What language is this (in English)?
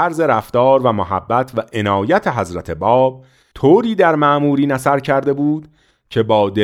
Persian